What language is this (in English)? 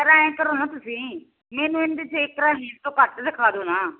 Punjabi